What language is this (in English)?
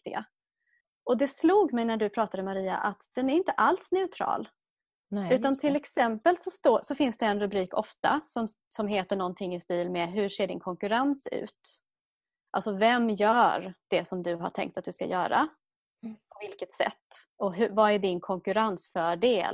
Swedish